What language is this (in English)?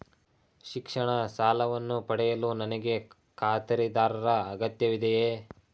Kannada